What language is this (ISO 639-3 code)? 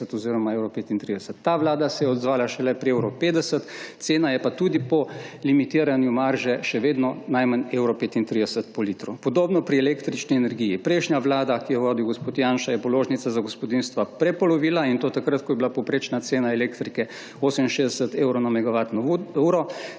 slv